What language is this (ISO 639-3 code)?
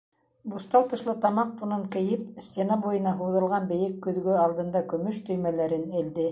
bak